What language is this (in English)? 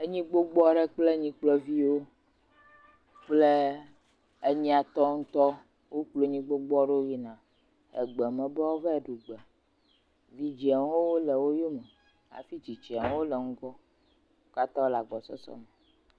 Ewe